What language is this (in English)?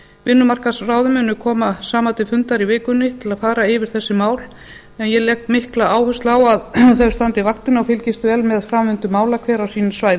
Icelandic